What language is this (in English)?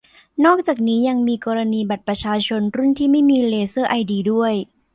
Thai